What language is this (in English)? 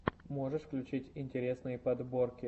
Russian